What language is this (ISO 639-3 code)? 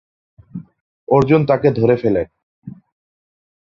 ben